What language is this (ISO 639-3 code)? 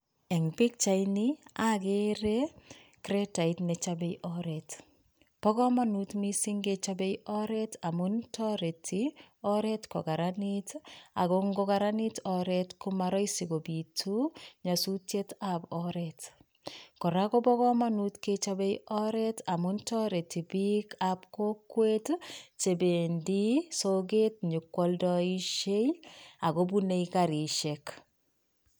kln